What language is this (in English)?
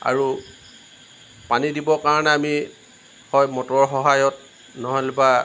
Assamese